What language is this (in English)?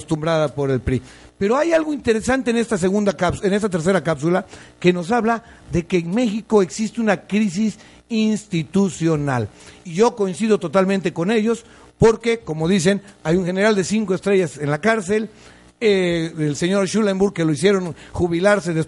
Spanish